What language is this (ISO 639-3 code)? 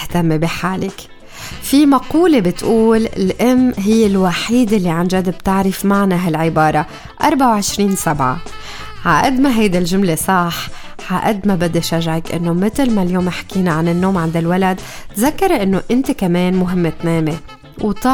ara